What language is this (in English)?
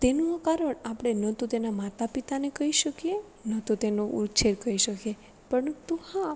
Gujarati